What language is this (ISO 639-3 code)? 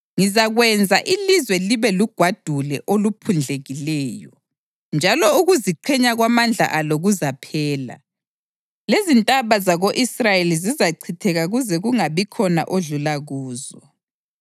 nde